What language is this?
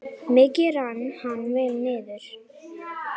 Icelandic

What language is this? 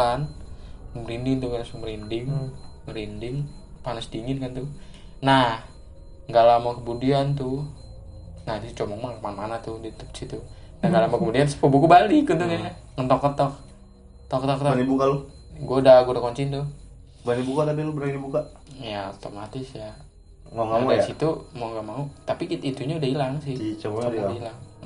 Indonesian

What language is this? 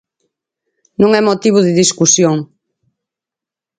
Galician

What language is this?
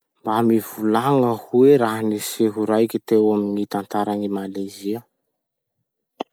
Masikoro Malagasy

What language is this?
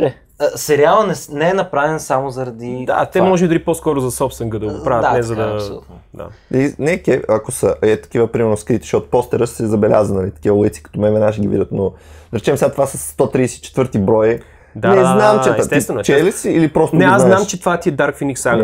Bulgarian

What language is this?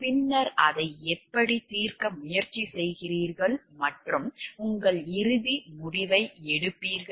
Tamil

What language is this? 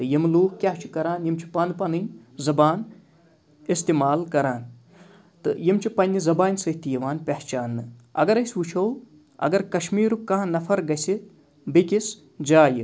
Kashmiri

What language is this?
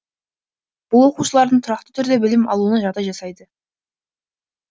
Kazakh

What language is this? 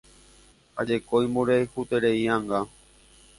Guarani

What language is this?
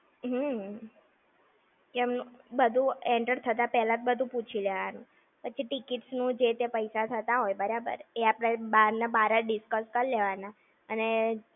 Gujarati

